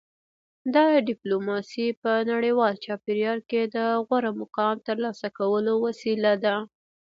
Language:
Pashto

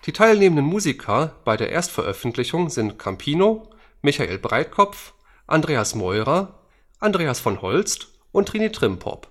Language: German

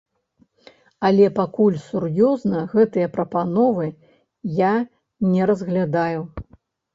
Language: Belarusian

